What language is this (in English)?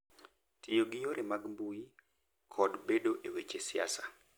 Luo (Kenya and Tanzania)